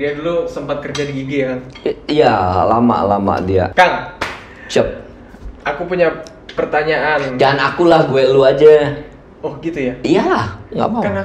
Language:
Indonesian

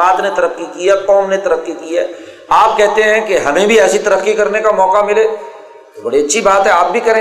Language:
Urdu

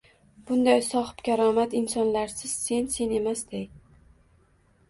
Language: Uzbek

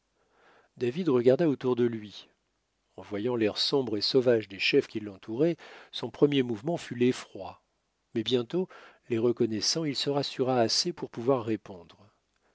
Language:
French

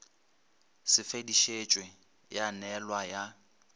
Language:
Northern Sotho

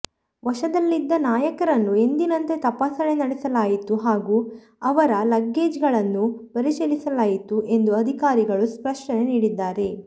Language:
Kannada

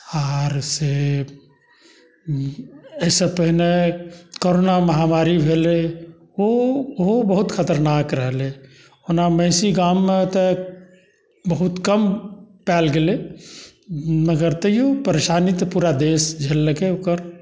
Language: Maithili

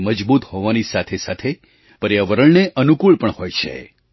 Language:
Gujarati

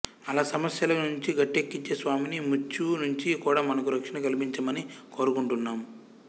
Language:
Telugu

